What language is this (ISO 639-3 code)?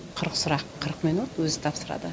kaz